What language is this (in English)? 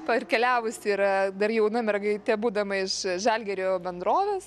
Lithuanian